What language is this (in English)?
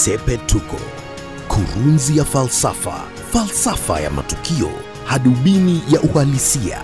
Swahili